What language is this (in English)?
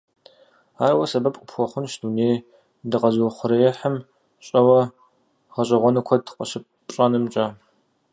Kabardian